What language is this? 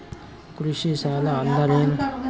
Kannada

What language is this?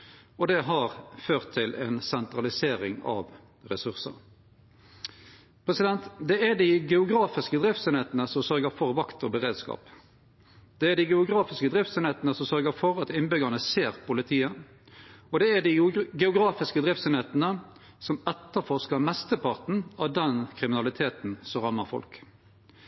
Norwegian Nynorsk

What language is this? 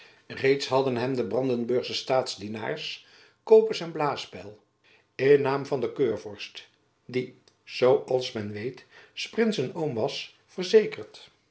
Dutch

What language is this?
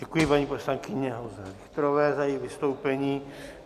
Czech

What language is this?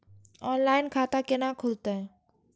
Maithili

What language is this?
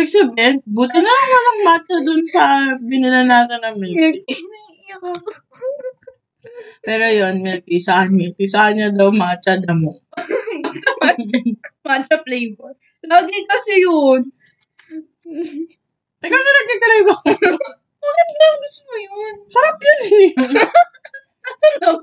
Filipino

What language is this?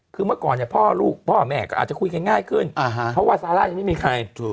Thai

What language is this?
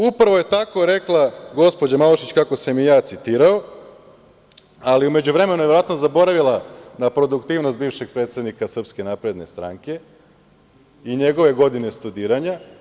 Serbian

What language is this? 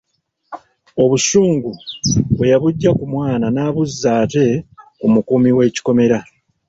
Ganda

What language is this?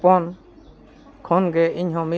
Santali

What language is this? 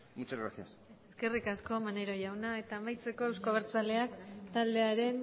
Basque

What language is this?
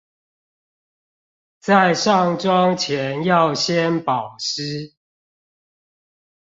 Chinese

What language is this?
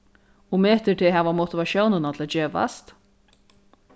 Faroese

